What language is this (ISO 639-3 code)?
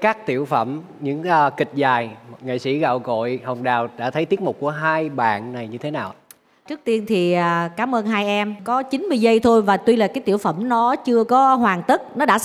vie